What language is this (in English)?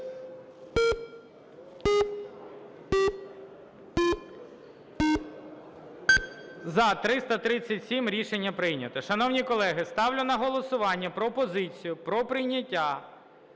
Ukrainian